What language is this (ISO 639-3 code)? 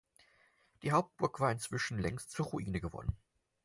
deu